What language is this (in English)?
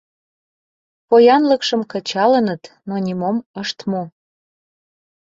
Mari